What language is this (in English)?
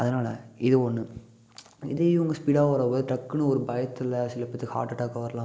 Tamil